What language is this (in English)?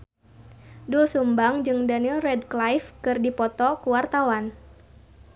Sundanese